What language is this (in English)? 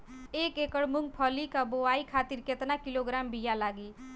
Bhojpuri